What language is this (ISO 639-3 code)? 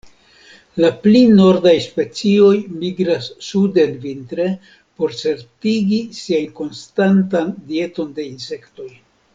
epo